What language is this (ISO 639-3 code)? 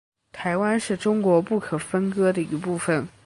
zho